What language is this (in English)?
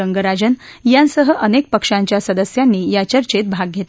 Marathi